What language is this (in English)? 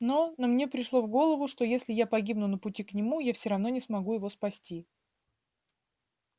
Russian